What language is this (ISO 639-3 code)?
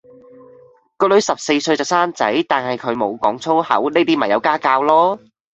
yue